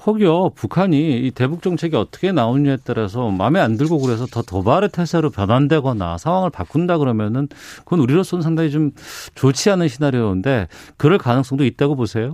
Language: Korean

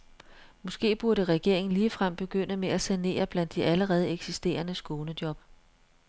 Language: Danish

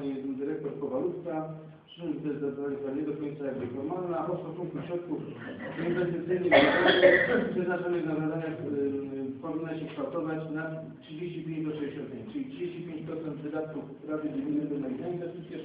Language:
Polish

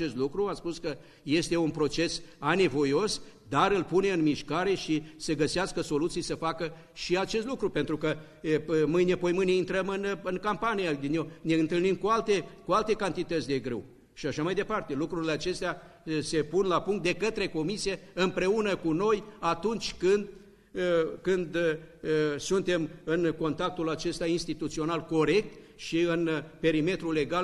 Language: Romanian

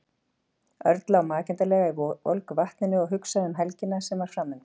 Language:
Icelandic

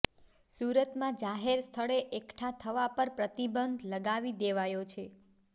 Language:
Gujarati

